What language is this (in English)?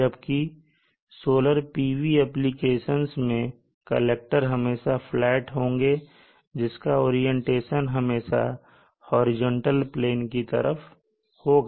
Hindi